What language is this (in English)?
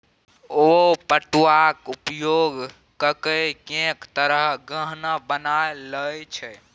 Maithili